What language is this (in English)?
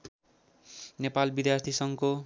Nepali